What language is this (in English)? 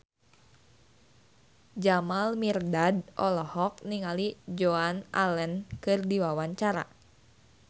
Sundanese